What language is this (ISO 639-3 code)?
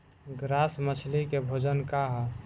bho